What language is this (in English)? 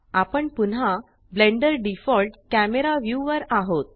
Marathi